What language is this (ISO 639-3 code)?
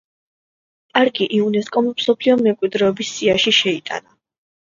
kat